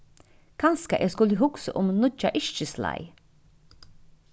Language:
Faroese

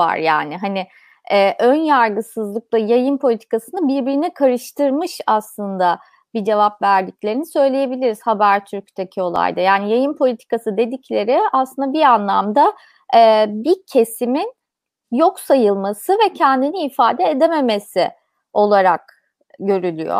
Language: Turkish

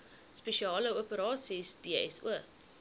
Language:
Afrikaans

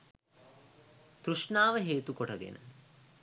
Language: Sinhala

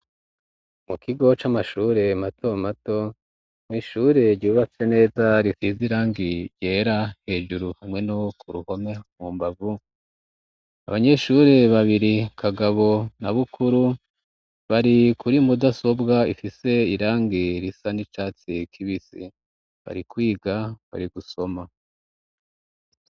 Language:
Rundi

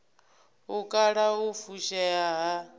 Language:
Venda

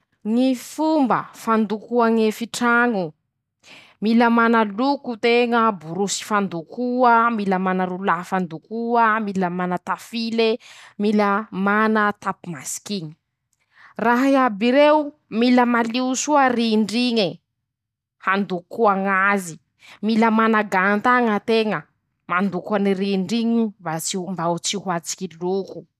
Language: Masikoro Malagasy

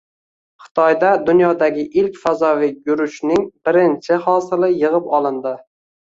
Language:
Uzbek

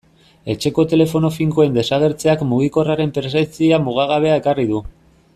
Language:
Basque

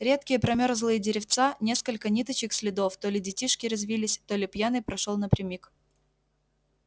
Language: Russian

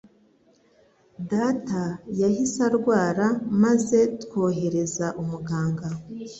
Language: Kinyarwanda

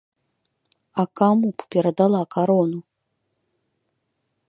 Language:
Belarusian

